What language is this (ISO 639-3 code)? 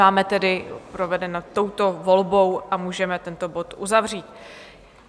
ces